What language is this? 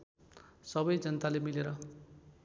Nepali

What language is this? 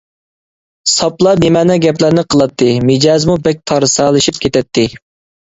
Uyghur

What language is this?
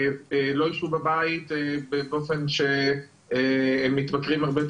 Hebrew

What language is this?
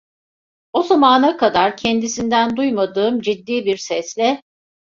Turkish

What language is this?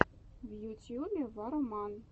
Russian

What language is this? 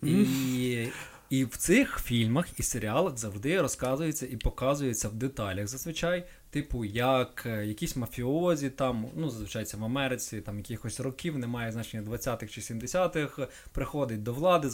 Ukrainian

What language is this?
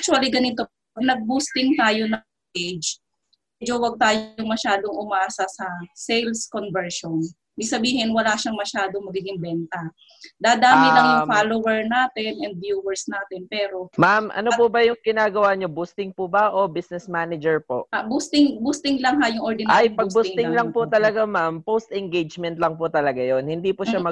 Filipino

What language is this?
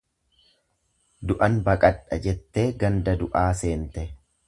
Oromo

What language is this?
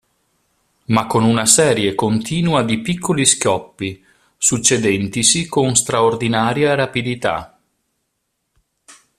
Italian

